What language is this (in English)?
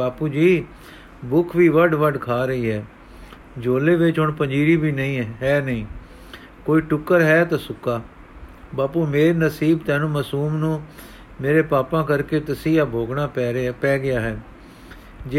Punjabi